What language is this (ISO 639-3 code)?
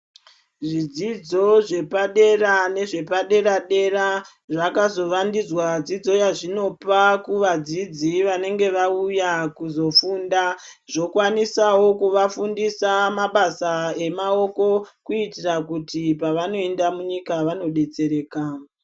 ndc